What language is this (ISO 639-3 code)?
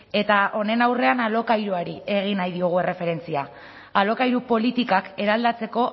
eus